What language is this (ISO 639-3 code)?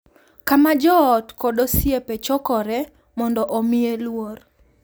luo